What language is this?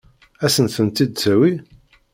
Kabyle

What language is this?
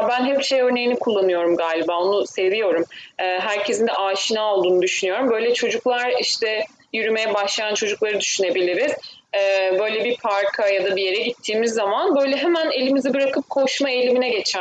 Turkish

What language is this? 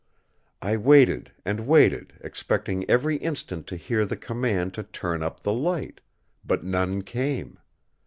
English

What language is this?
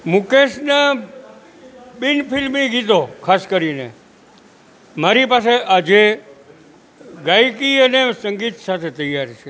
Gujarati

